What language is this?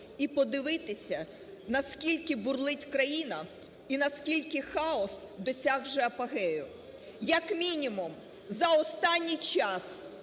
Ukrainian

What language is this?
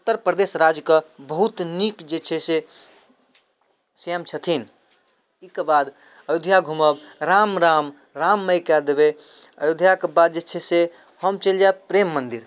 Maithili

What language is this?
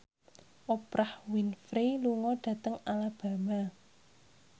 Javanese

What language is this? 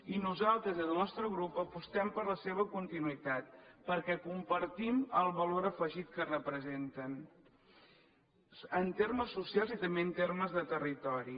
Catalan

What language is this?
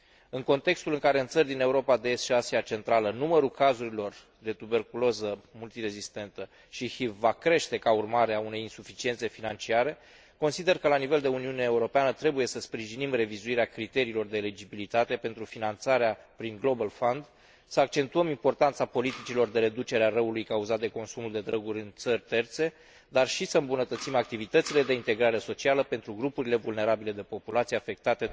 Romanian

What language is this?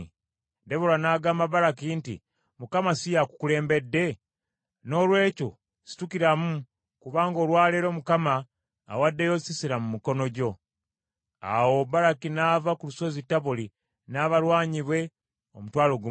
Ganda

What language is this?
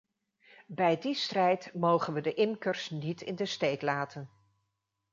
Dutch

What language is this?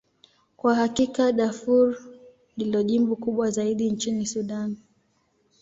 Swahili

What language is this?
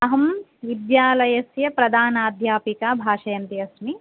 Sanskrit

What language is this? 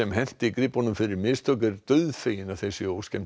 Icelandic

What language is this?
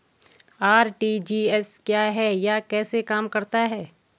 Hindi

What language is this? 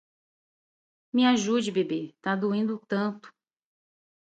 Portuguese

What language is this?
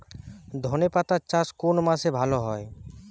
Bangla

